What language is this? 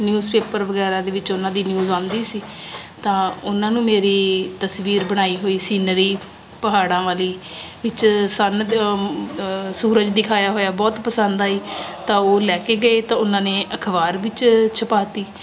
Punjabi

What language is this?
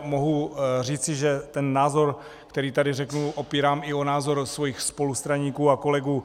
Czech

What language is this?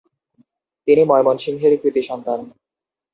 Bangla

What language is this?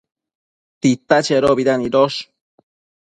Matsés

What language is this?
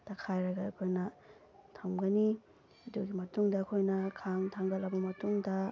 Manipuri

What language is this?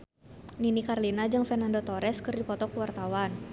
Sundanese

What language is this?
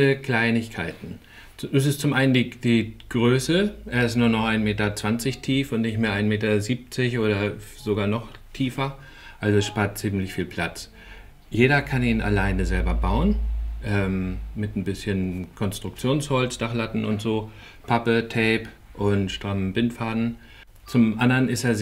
German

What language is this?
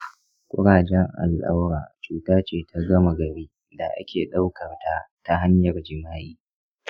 Hausa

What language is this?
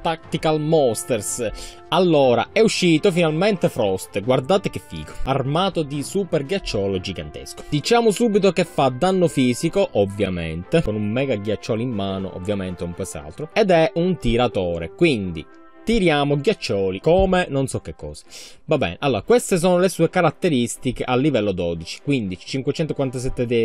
Italian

